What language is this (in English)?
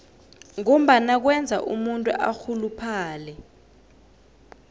South Ndebele